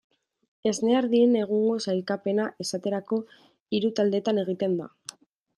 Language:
Basque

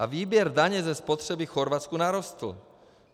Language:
Czech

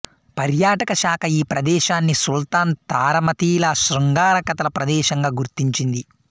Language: Telugu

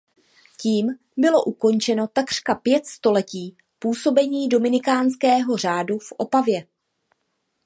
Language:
Czech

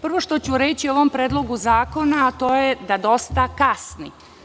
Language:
Serbian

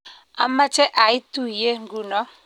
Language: Kalenjin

